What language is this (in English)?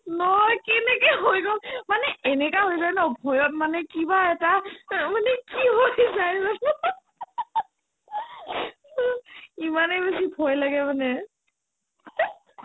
Assamese